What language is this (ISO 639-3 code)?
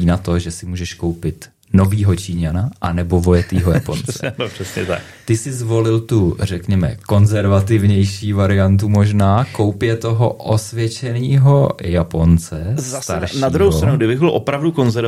ces